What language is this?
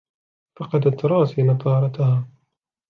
Arabic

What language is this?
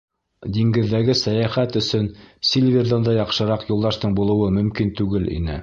Bashkir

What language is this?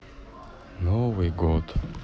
Russian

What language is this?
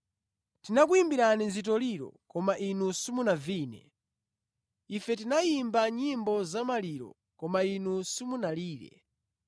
Nyanja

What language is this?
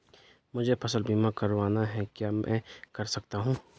Hindi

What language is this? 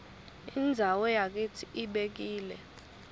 Swati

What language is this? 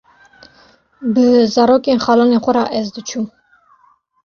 Kurdish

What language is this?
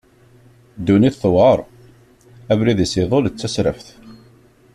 Kabyle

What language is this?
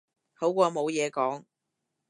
Cantonese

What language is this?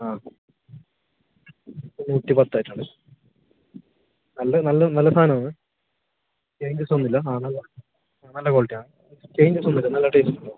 Malayalam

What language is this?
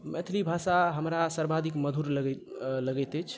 Maithili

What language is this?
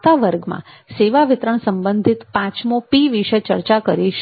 Gujarati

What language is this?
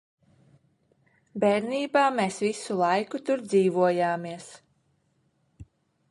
Latvian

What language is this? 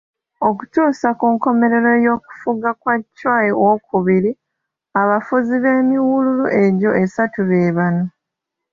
Ganda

